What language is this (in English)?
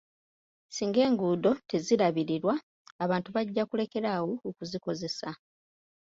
Ganda